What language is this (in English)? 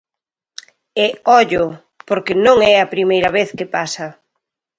Galician